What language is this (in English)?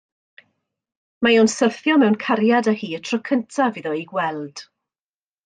Welsh